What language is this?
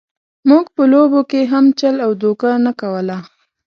Pashto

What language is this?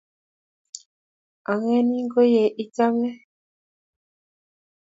Kalenjin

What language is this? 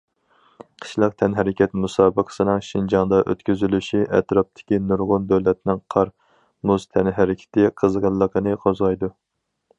Uyghur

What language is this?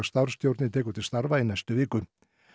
Icelandic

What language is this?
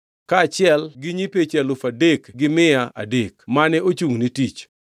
Luo (Kenya and Tanzania)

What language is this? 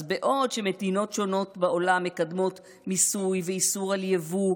Hebrew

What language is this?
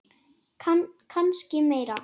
Icelandic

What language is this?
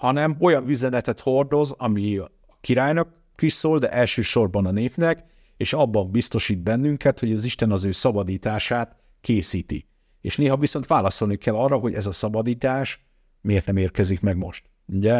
Hungarian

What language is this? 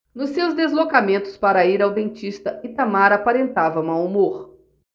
Portuguese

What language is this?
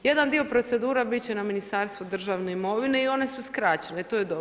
Croatian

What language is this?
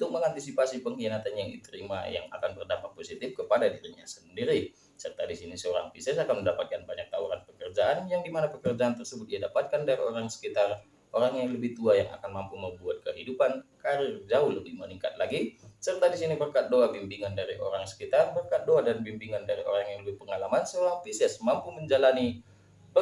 Indonesian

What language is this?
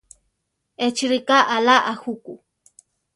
Central Tarahumara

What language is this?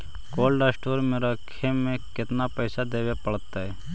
Magahi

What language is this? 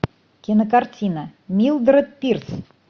Russian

